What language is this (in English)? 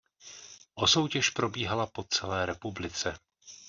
Czech